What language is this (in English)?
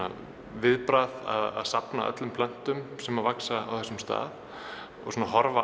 Icelandic